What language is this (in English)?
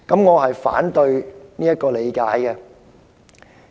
Cantonese